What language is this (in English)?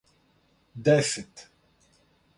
Serbian